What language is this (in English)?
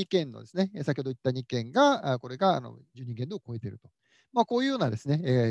Japanese